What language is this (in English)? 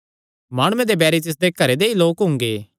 Kangri